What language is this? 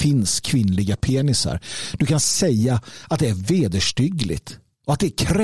Swedish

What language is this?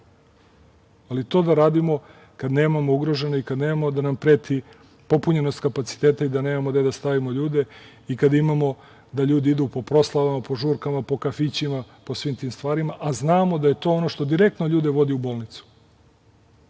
Serbian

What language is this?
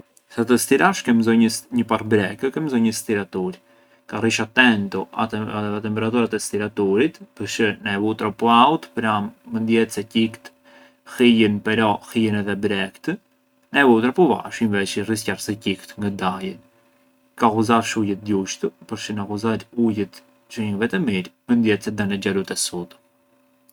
Arbëreshë Albanian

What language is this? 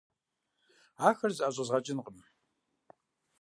Kabardian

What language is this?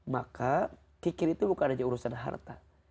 Indonesian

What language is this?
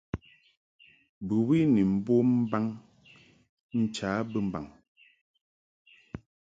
Mungaka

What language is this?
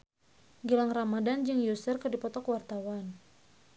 Sundanese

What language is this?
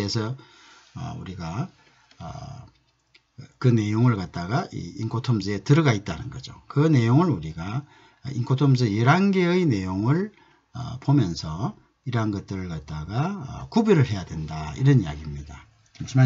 Korean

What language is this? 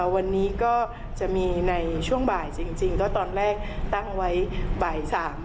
Thai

